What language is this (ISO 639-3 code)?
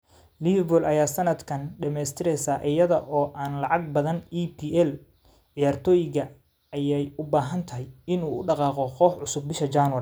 som